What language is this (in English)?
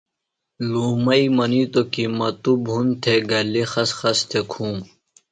Phalura